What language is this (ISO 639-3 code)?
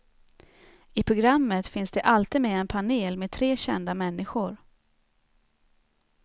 swe